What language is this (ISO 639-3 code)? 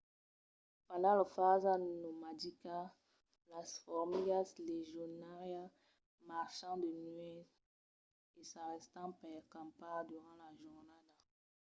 oci